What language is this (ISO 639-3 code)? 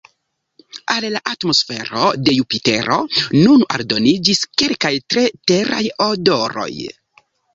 epo